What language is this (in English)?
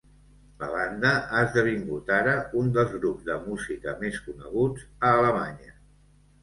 Catalan